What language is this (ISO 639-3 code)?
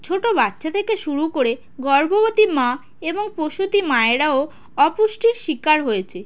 ben